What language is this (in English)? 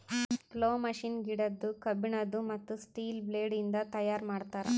Kannada